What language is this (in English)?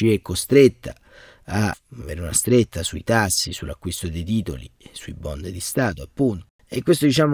Italian